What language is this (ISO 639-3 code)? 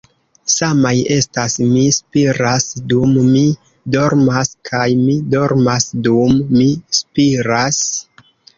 epo